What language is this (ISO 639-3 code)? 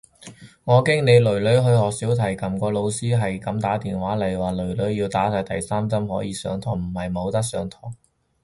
yue